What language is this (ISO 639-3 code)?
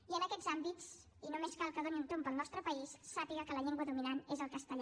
cat